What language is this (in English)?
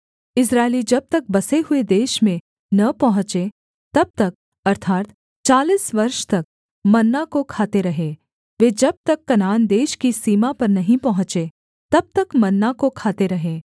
Hindi